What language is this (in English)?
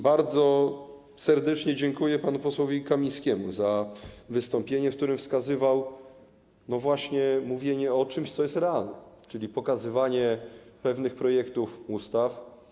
Polish